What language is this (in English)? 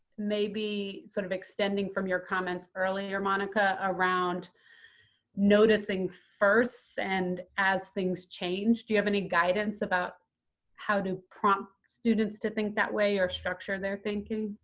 English